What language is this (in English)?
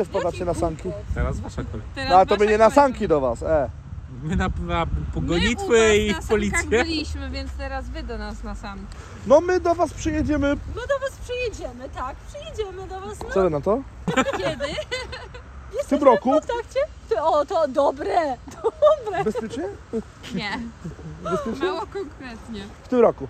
Polish